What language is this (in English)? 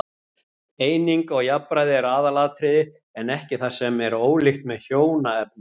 Icelandic